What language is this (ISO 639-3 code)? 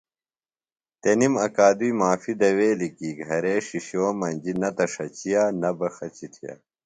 phl